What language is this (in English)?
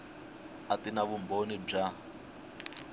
Tsonga